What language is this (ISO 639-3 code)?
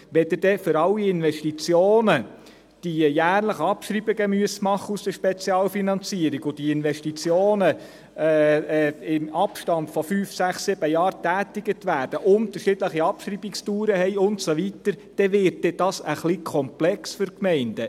gsw